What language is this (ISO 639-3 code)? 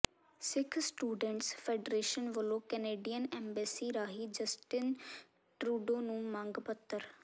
pan